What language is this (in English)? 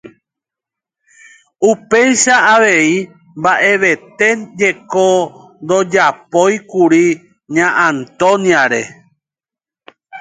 Guarani